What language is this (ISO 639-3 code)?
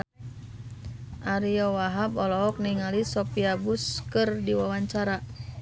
sun